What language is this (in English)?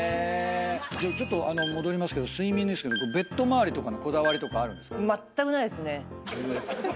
Japanese